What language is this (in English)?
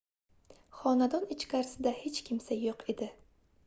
Uzbek